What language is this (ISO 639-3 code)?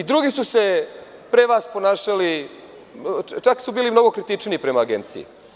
srp